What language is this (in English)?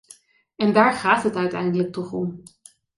Dutch